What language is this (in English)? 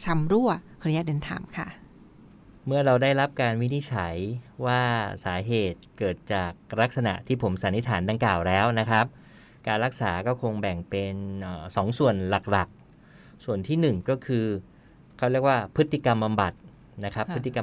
Thai